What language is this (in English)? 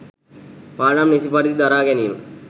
Sinhala